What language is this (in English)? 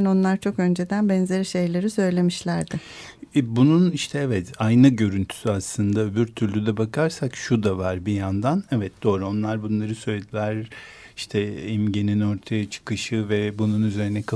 Turkish